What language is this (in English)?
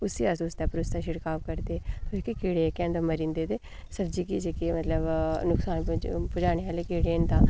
Dogri